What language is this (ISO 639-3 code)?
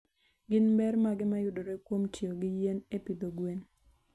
luo